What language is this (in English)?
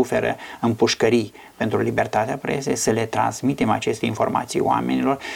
Romanian